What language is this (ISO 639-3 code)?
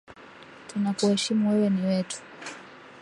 swa